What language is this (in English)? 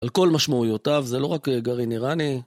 Hebrew